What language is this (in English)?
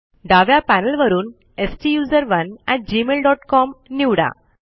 Marathi